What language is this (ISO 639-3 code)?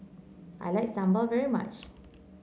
eng